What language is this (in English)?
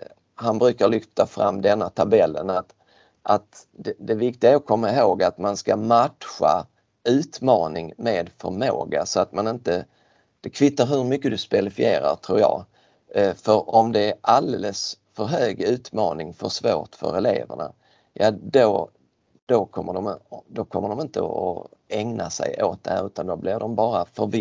Swedish